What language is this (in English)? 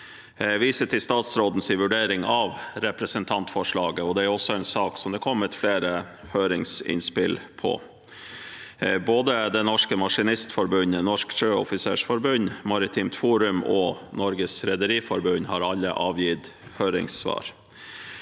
Norwegian